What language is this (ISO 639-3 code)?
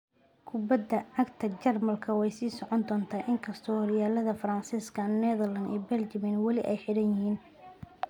som